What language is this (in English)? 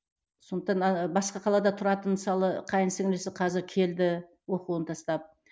Kazakh